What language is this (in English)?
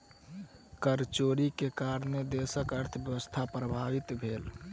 Maithili